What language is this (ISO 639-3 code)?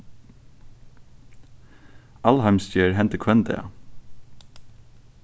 fao